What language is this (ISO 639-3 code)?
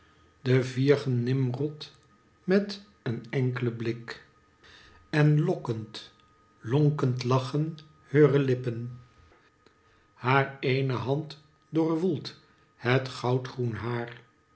nld